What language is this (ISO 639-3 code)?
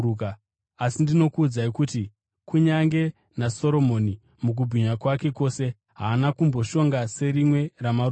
sna